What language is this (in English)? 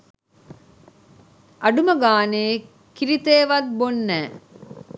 Sinhala